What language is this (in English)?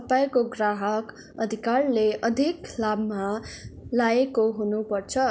Nepali